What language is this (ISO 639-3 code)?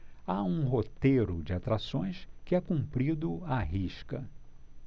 por